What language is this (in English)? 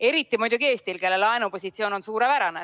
Estonian